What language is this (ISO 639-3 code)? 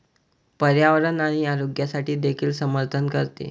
mar